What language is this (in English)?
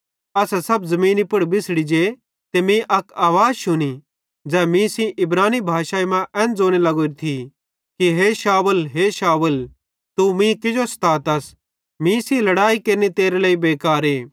Bhadrawahi